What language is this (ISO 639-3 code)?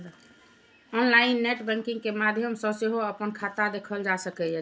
mai